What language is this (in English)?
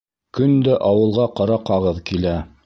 Bashkir